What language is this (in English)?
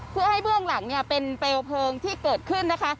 Thai